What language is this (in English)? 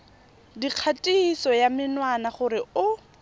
Tswana